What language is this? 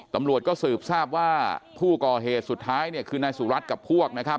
Thai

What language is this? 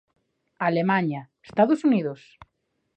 Galician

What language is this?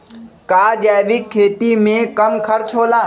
Magahi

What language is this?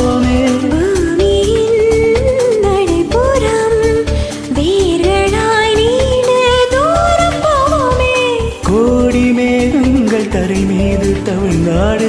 Hindi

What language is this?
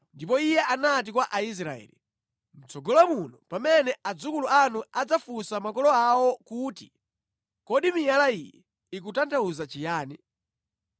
Nyanja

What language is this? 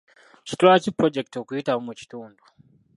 Ganda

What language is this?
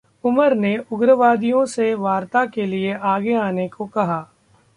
Hindi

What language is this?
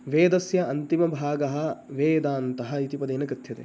Sanskrit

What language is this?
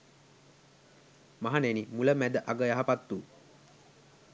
Sinhala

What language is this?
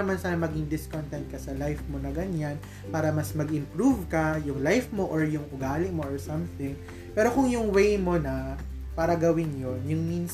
Filipino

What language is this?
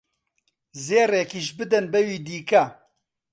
Central Kurdish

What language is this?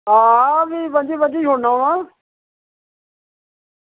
Dogri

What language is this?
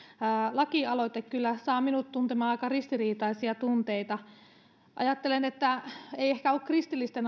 Finnish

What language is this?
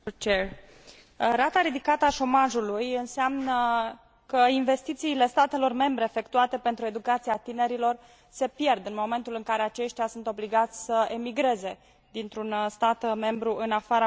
Romanian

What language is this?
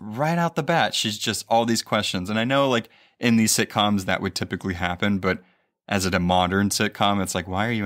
English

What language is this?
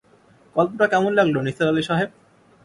Bangla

